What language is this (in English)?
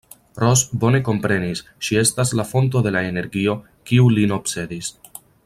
Esperanto